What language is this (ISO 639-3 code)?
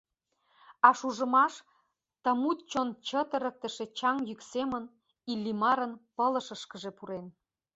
chm